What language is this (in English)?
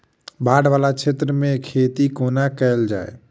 Maithili